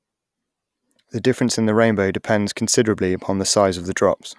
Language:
English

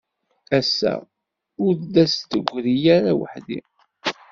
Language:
Kabyle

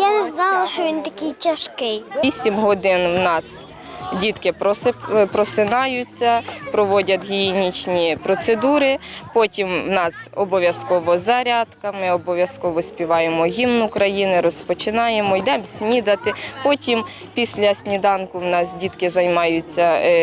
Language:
Ukrainian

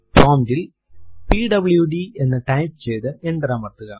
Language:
Malayalam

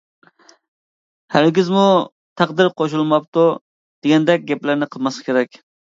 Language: Uyghur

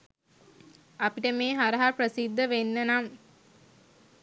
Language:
Sinhala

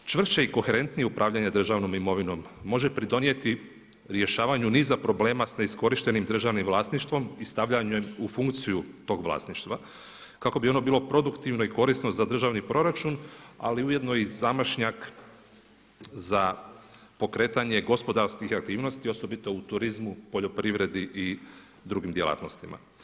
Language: Croatian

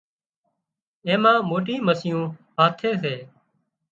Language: Wadiyara Koli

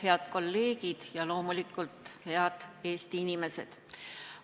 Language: Estonian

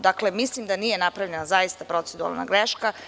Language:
Serbian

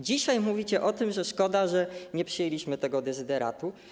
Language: Polish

